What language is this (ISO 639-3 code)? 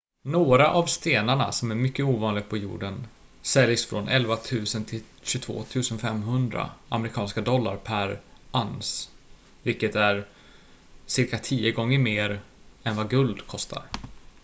swe